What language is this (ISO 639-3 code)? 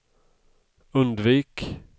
swe